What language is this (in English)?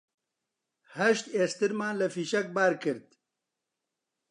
Central Kurdish